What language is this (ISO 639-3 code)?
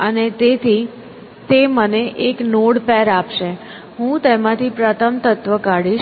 guj